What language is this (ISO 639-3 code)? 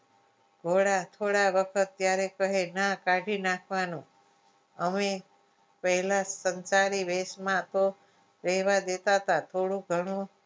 guj